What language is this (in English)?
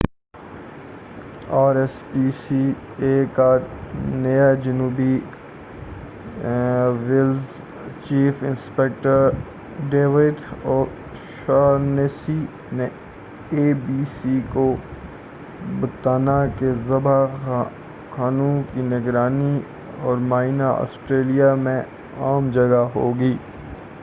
Urdu